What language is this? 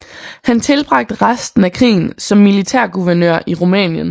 Danish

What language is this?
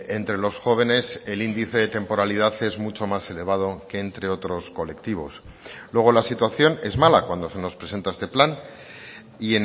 Spanish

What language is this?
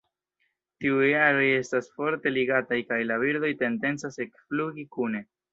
Esperanto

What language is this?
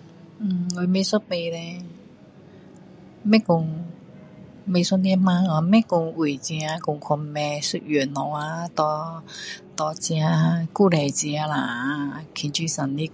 Min Dong Chinese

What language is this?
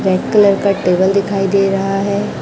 Hindi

